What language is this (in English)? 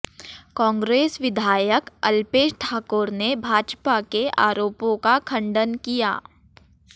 Hindi